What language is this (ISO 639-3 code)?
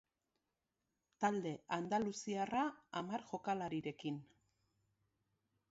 eus